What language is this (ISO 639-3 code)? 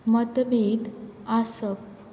kok